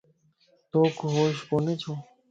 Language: Lasi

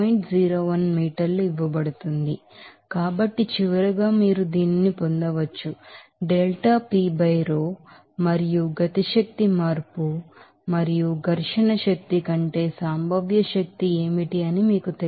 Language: Telugu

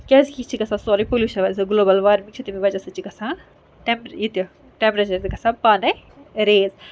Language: Kashmiri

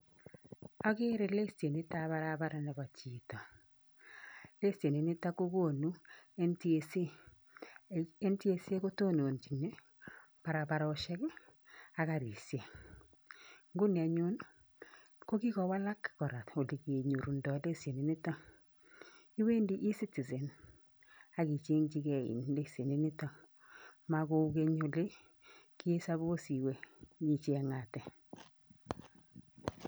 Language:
Kalenjin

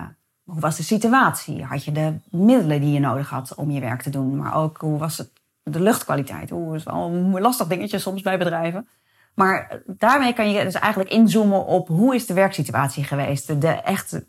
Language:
Dutch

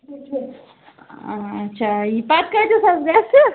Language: Kashmiri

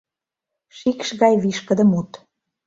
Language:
Mari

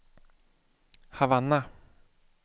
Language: Swedish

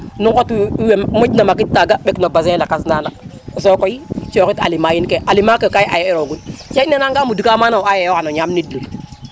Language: Serer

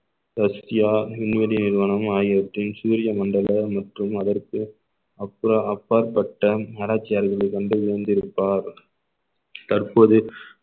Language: Tamil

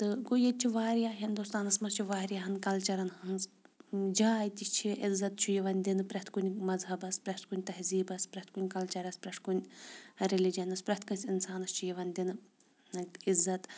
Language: Kashmiri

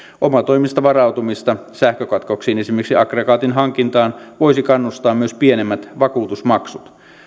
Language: Finnish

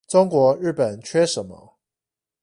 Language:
Chinese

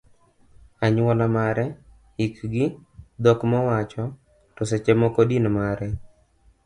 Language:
Luo (Kenya and Tanzania)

